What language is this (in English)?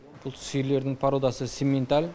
Kazakh